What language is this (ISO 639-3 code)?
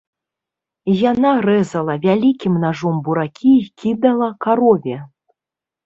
bel